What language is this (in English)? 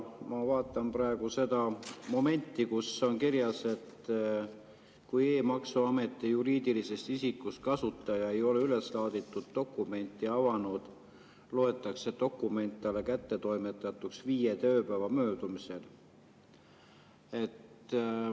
Estonian